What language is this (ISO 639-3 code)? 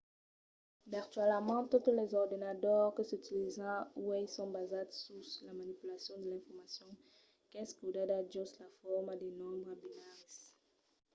oci